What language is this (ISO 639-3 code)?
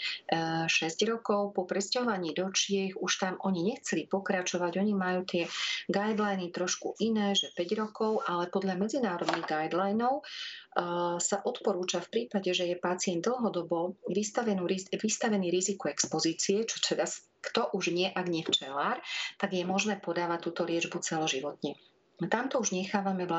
slk